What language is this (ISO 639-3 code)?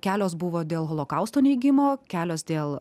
lit